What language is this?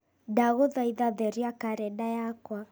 Kikuyu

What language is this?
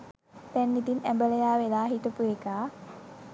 Sinhala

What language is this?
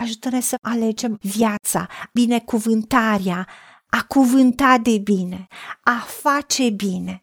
Romanian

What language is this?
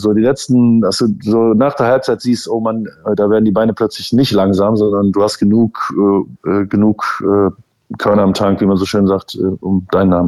German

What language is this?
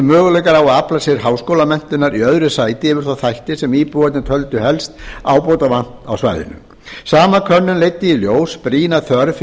Icelandic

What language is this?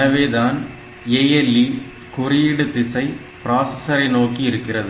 Tamil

